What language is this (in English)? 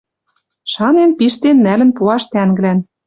Western Mari